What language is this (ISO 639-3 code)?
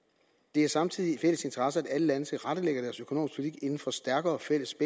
dan